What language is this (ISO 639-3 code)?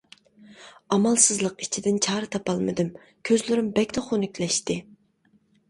uig